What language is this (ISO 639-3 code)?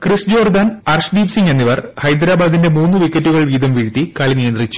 mal